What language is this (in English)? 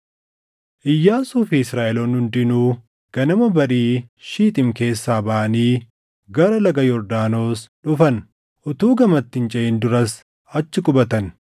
Oromo